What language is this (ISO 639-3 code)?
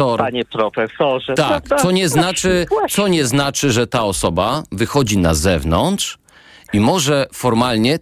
pol